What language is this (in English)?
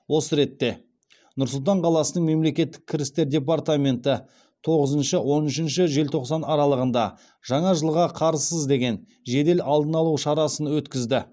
Kazakh